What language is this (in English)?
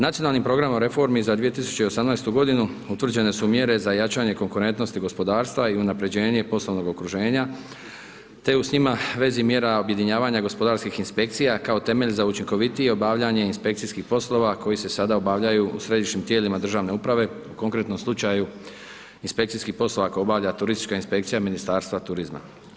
Croatian